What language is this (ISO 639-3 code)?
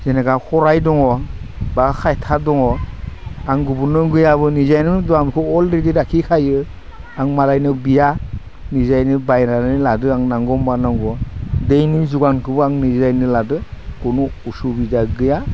brx